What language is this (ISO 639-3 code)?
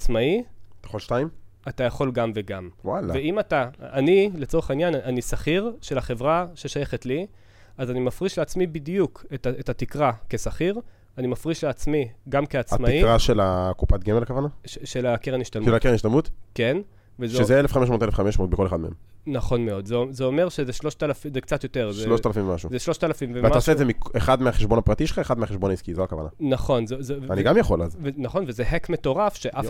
heb